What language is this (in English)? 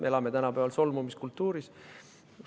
Estonian